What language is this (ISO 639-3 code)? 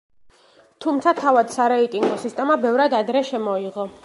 kat